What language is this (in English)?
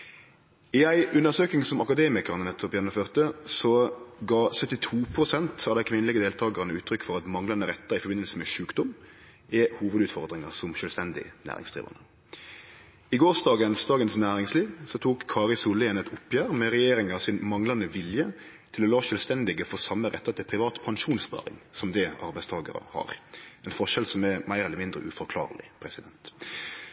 Norwegian Nynorsk